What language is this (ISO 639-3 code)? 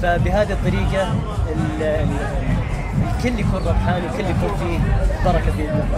ara